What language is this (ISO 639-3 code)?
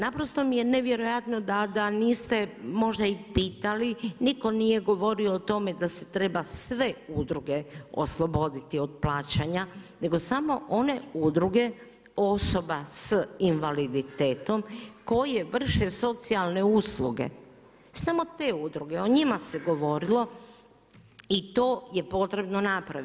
hrv